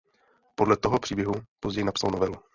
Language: Czech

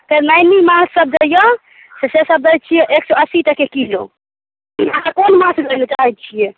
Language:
Maithili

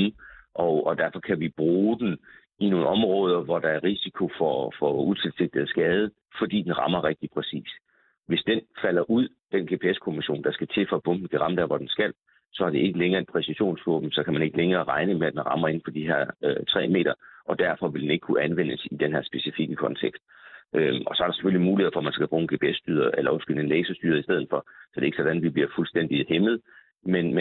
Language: Danish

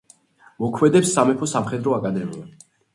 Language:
Georgian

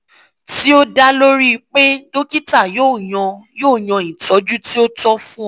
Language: Yoruba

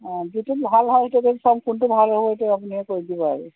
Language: Assamese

